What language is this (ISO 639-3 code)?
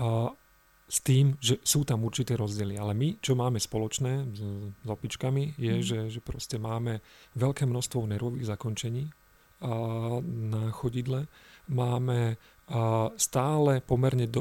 slk